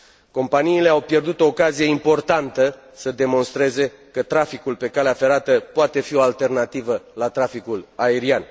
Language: Romanian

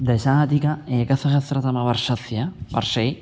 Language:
Sanskrit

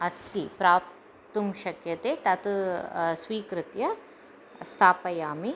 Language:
Sanskrit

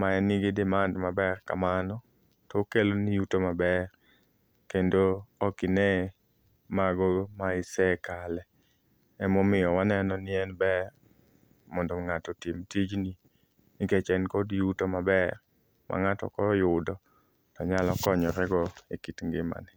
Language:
Luo (Kenya and Tanzania)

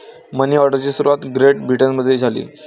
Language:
Marathi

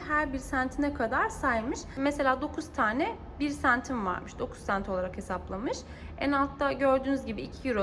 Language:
Turkish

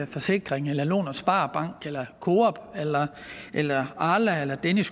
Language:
Danish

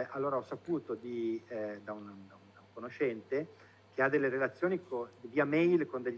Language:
Italian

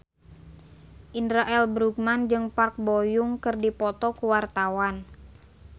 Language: Sundanese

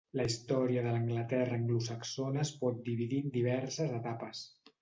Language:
Catalan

